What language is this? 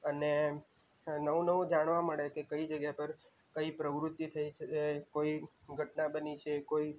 Gujarati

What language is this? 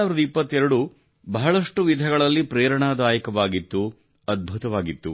Kannada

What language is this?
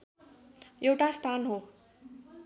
Nepali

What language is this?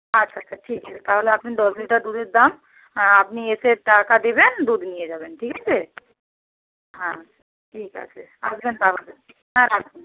Bangla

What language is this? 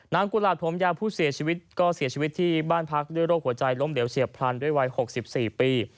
Thai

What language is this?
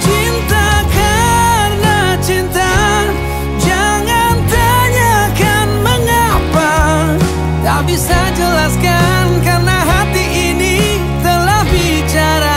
Indonesian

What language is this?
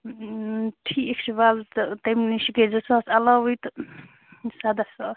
Kashmiri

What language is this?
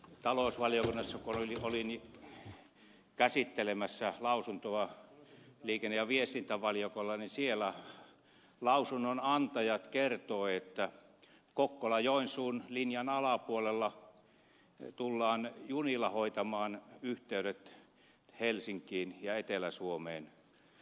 Finnish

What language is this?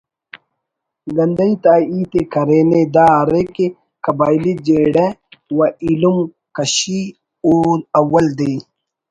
Brahui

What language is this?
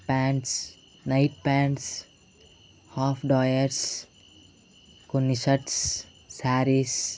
Telugu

